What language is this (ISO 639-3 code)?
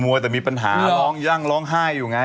tha